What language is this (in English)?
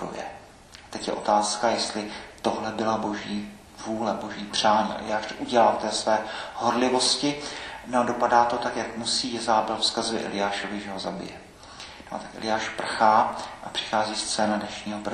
Czech